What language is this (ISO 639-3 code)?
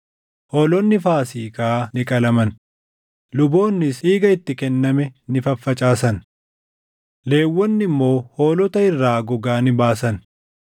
orm